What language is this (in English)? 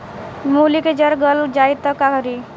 Bhojpuri